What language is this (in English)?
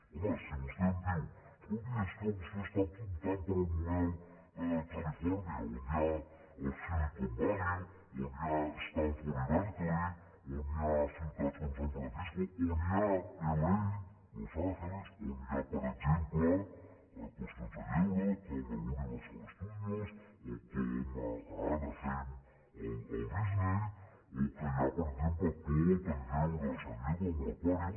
Catalan